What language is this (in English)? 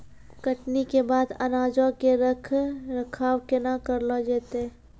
Maithili